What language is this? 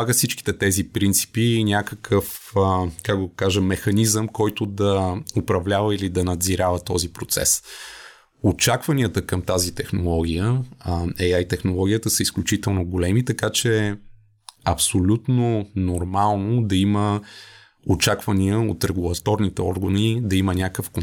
Bulgarian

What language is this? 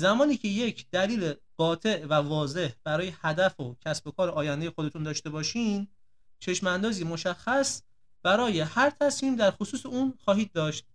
Persian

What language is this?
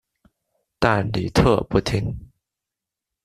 Chinese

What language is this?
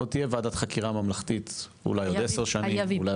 Hebrew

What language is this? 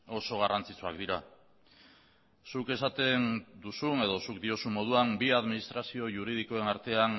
Basque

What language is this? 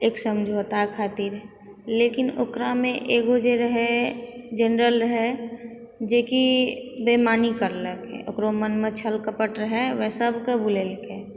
Maithili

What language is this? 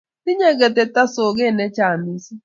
Kalenjin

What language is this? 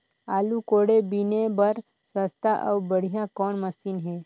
Chhattisgarhi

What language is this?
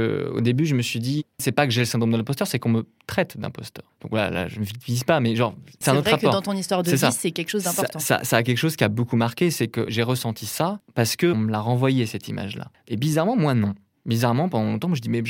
French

